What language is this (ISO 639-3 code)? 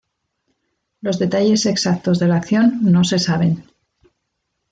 spa